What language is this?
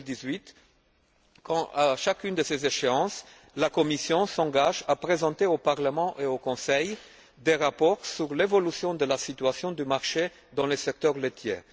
French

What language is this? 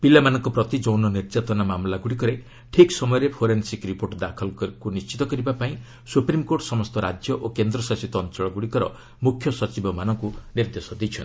Odia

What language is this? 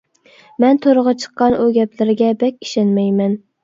Uyghur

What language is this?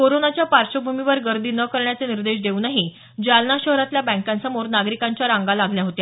Marathi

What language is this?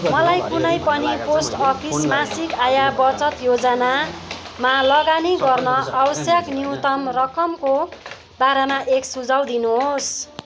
Nepali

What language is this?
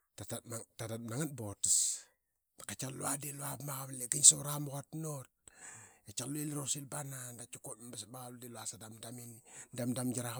Qaqet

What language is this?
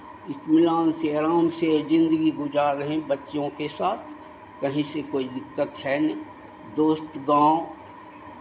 Hindi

